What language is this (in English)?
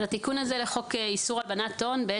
Hebrew